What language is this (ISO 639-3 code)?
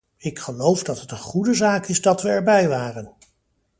nld